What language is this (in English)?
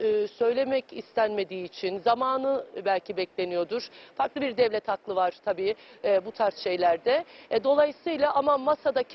Turkish